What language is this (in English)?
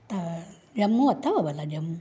Sindhi